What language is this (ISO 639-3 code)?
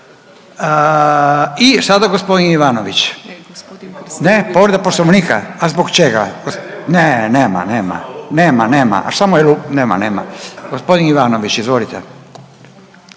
hrv